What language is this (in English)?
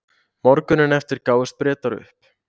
Icelandic